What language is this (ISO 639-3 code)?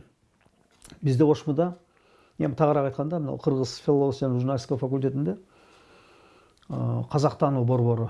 tur